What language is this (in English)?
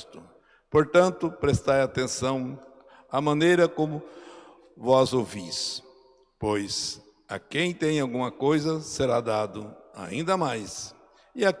Portuguese